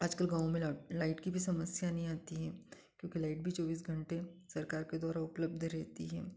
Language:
Hindi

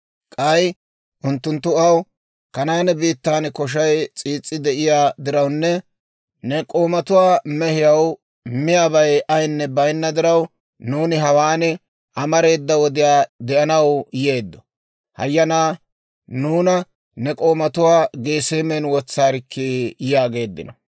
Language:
Dawro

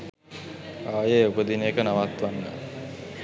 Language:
Sinhala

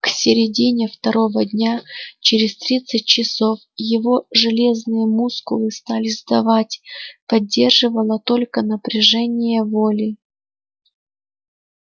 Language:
Russian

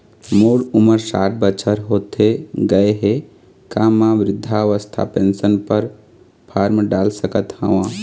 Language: Chhattisgarhi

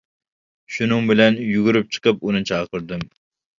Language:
Uyghur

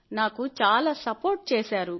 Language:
Telugu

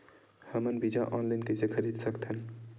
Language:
Chhattisgarhi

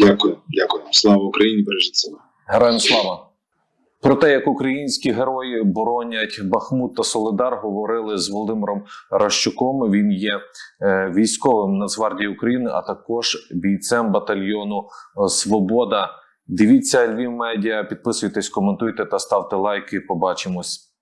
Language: Ukrainian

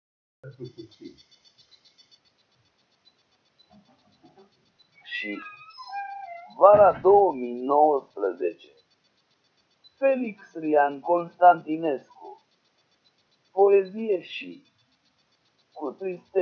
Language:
Romanian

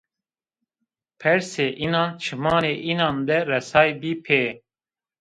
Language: Zaza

